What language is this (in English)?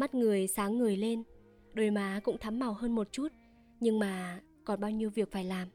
Vietnamese